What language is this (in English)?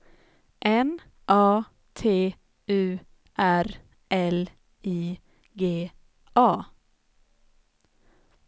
Swedish